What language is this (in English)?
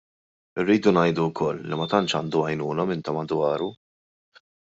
Maltese